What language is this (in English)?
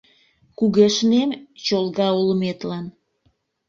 Mari